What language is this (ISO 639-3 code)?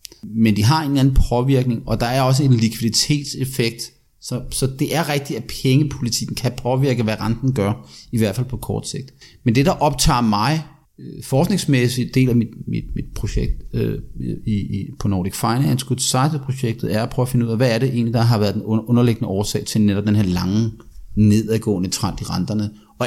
dan